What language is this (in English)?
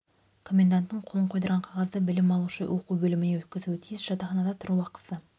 Kazakh